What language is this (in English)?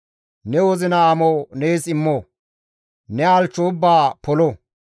Gamo